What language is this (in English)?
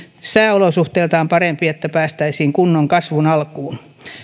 Finnish